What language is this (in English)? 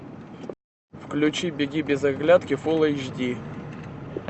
Russian